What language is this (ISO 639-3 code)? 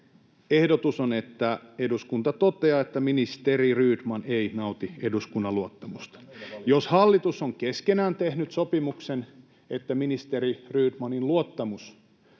fin